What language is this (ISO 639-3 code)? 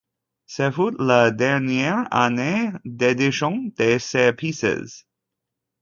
fra